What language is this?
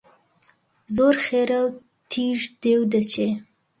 Central Kurdish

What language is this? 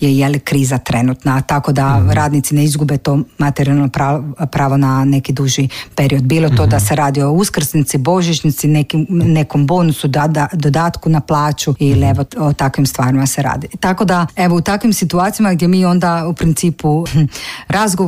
Croatian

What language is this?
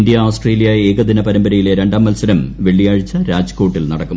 Malayalam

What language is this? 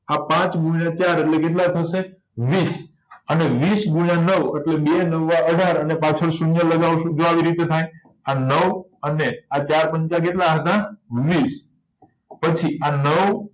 Gujarati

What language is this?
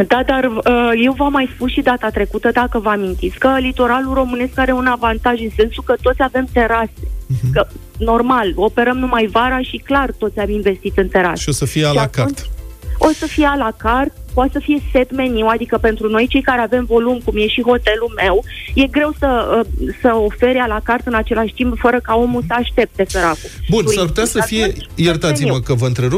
Romanian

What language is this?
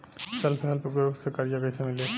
Bhojpuri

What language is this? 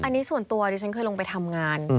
Thai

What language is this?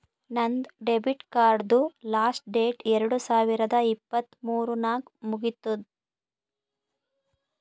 Kannada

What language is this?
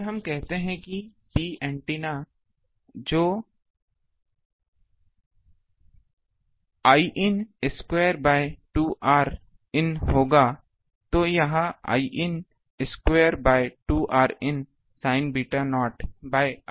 Hindi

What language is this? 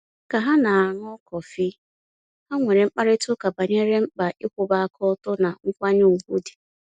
Igbo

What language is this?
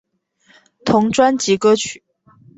Chinese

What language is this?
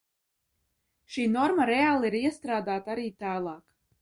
Latvian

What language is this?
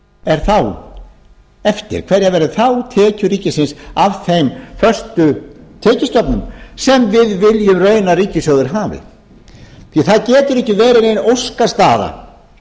Icelandic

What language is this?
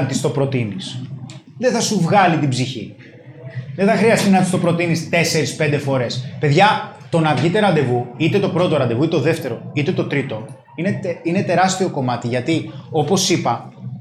Greek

